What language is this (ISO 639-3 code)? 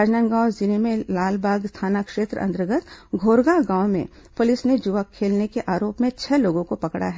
hin